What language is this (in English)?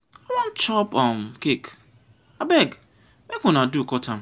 Nigerian Pidgin